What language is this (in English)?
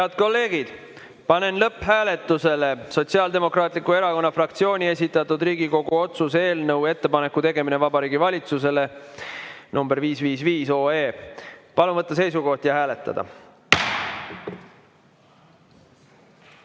Estonian